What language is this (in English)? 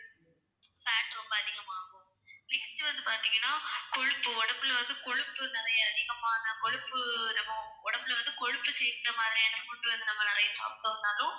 Tamil